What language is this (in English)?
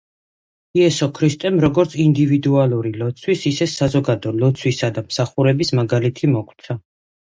Georgian